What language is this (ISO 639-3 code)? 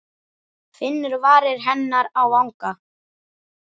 isl